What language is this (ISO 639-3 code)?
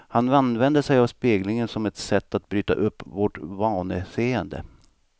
swe